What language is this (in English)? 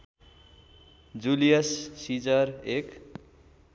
Nepali